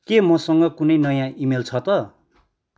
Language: Nepali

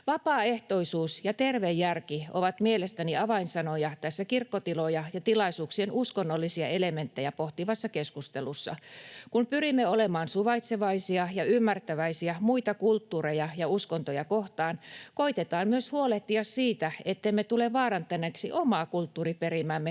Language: Finnish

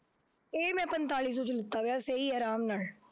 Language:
Punjabi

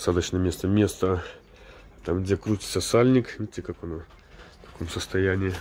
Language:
Russian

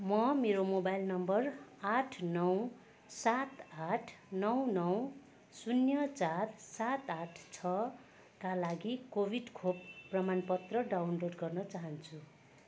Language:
Nepali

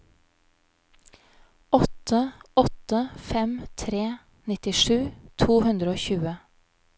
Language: Norwegian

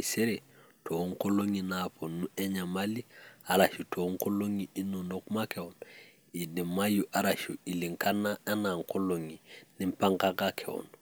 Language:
Masai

